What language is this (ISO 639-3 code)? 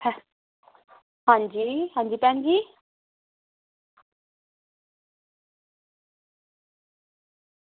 doi